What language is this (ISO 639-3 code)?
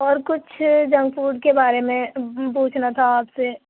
urd